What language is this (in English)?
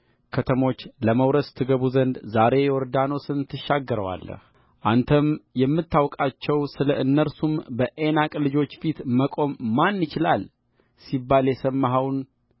Amharic